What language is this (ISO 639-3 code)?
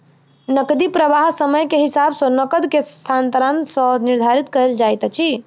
mai